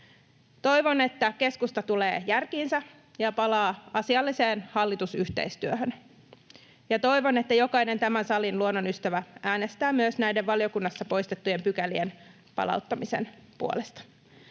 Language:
Finnish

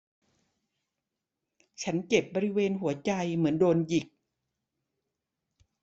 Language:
Thai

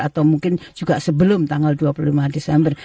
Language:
Indonesian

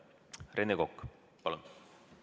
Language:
Estonian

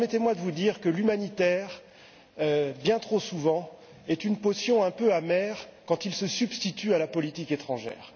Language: French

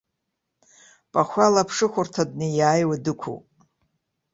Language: Abkhazian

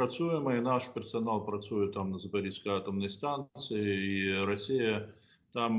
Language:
Russian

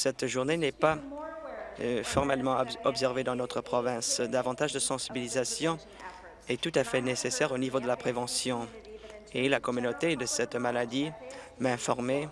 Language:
French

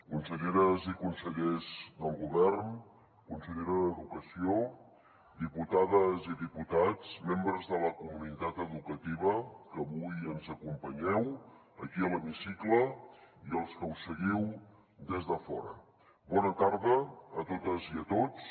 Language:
Catalan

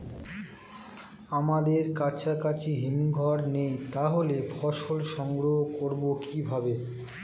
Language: Bangla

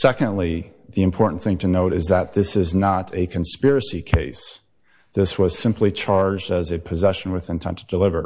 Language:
English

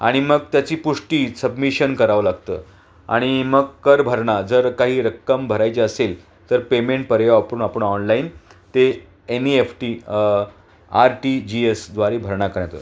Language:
Marathi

